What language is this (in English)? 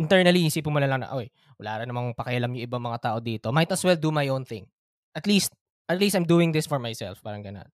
Filipino